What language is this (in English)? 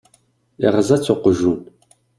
Kabyle